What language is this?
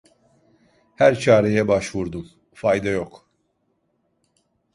Turkish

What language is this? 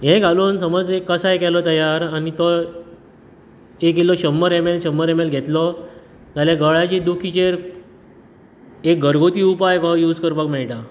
Konkani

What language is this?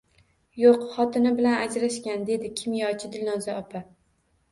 Uzbek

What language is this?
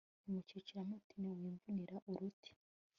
Kinyarwanda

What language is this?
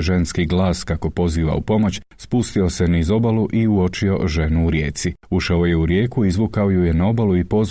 Croatian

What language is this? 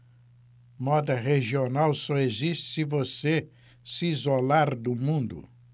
Portuguese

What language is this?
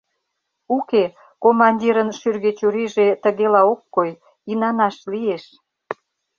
Mari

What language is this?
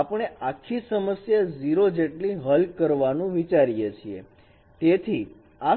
Gujarati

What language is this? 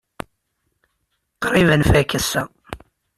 Kabyle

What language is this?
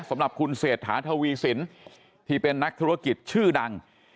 Thai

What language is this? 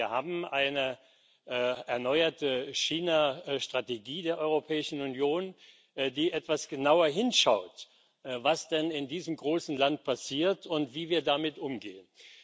German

